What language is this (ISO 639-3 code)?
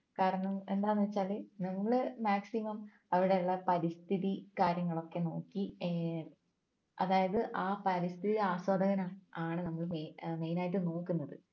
mal